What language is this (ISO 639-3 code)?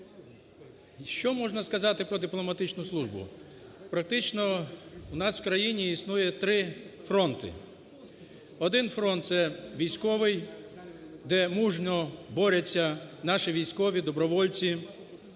ukr